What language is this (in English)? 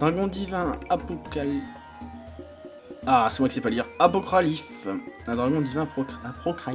French